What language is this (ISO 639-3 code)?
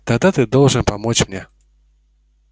rus